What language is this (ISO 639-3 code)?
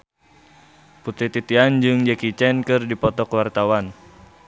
sun